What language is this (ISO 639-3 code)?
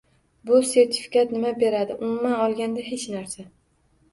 uzb